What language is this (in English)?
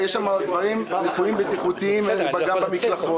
Hebrew